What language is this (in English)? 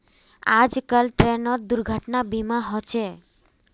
Magahi